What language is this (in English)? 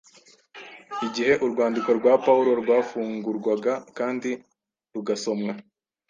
Kinyarwanda